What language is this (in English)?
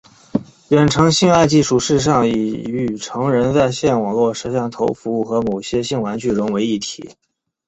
Chinese